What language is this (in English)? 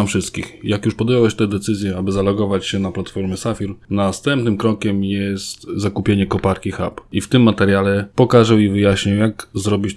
Polish